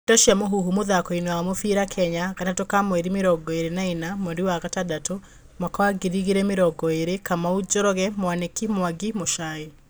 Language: Kikuyu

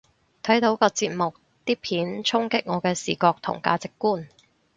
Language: Cantonese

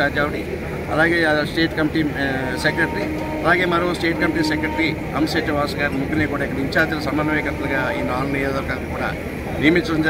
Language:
Hindi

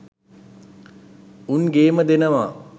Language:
Sinhala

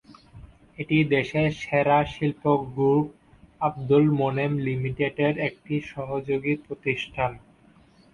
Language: Bangla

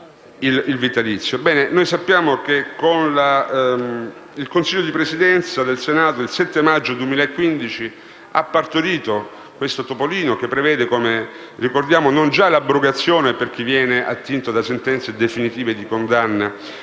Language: Italian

